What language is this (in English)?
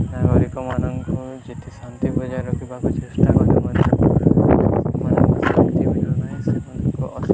Odia